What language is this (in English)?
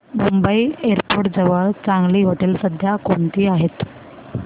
Marathi